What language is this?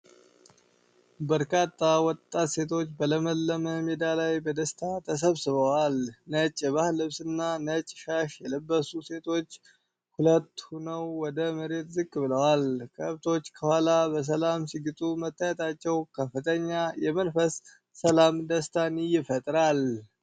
Amharic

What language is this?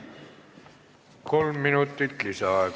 Estonian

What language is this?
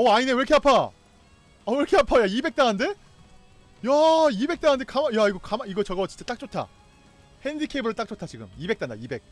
Korean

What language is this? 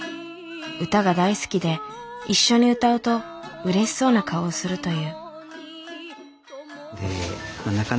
Japanese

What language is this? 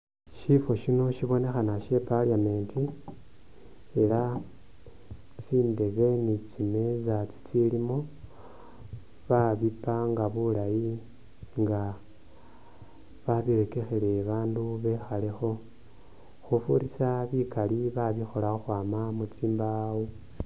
Masaaba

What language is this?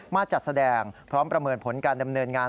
Thai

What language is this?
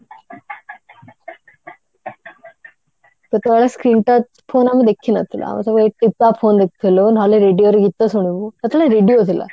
Odia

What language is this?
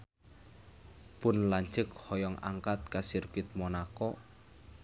Sundanese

